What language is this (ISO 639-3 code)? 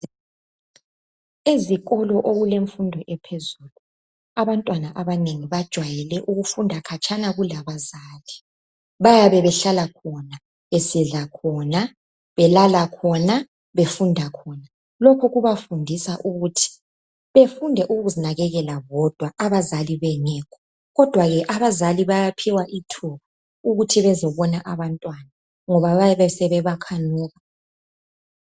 nde